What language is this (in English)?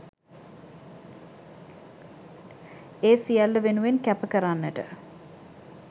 Sinhala